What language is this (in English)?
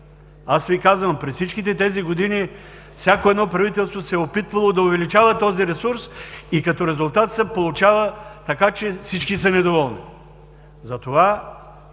Bulgarian